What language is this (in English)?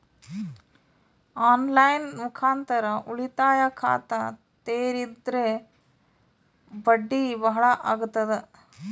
Kannada